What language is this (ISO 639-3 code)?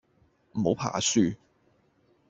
yue